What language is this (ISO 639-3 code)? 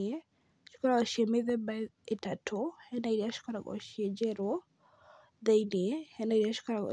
kik